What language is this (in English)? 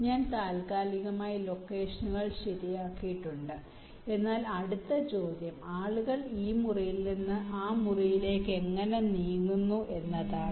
Malayalam